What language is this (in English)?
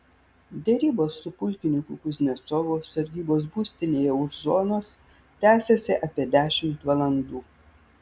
Lithuanian